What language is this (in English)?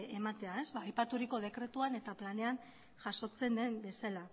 Basque